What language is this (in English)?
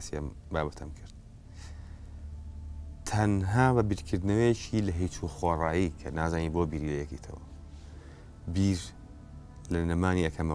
Arabic